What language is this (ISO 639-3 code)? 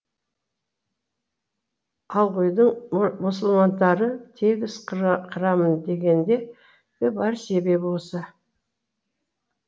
kaz